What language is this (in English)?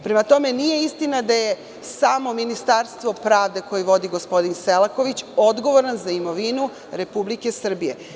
Serbian